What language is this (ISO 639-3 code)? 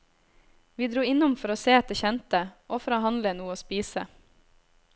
nor